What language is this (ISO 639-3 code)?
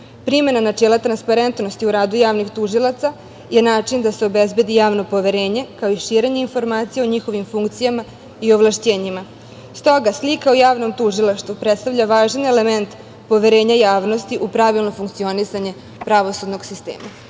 srp